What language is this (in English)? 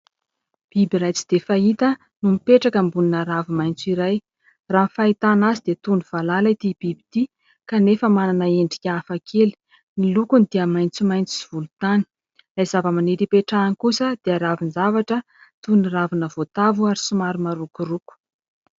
Malagasy